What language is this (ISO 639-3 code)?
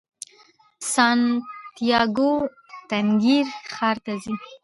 pus